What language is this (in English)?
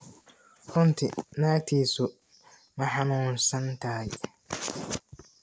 Somali